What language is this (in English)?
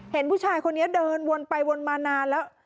Thai